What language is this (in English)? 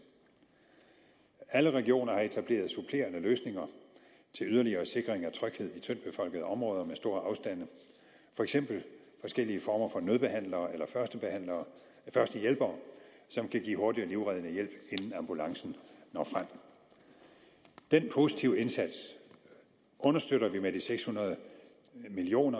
Danish